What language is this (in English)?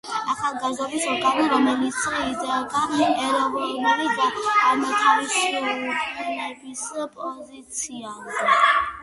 Georgian